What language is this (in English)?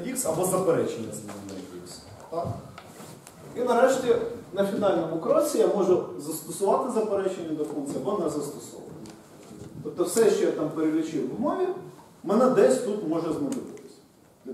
Ukrainian